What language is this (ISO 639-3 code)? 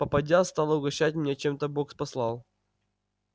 rus